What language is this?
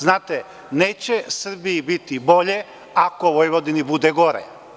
Serbian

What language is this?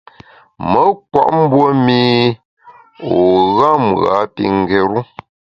Bamun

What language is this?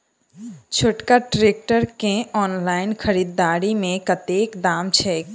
Maithili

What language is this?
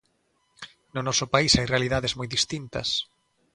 Galician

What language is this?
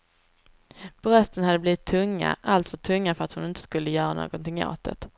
Swedish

